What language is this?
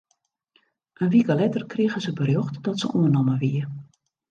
Western Frisian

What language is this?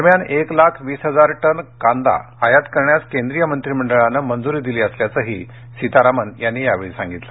Marathi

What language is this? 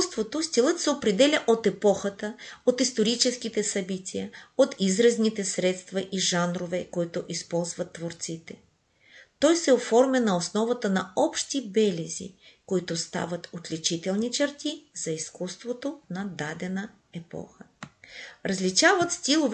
Bulgarian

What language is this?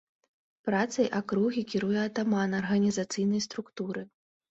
Belarusian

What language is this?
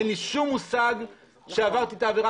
Hebrew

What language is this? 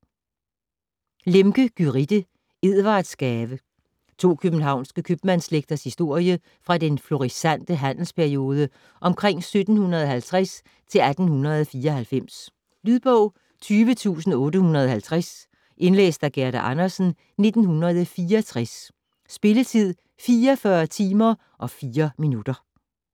Danish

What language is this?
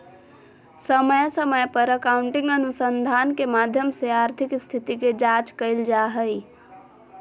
Magahi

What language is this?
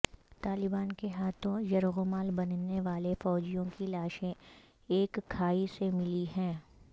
Urdu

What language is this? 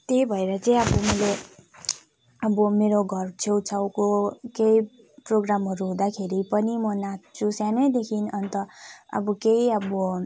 Nepali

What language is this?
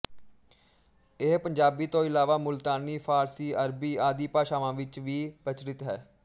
Punjabi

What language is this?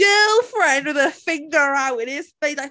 English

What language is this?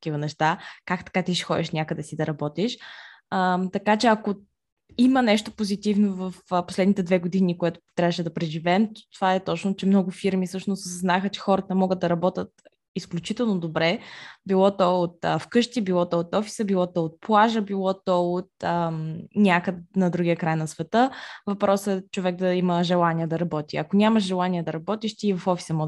Bulgarian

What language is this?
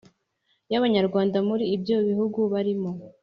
Kinyarwanda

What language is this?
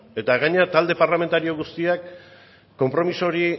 Basque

